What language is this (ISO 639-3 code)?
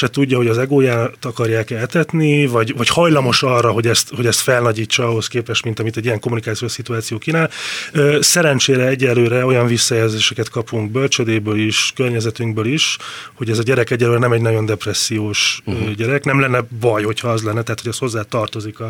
hun